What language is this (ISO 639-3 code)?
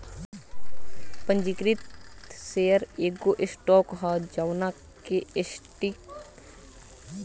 bho